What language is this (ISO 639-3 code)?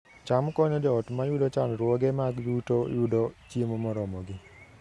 luo